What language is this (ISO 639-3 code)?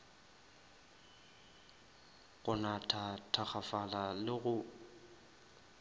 nso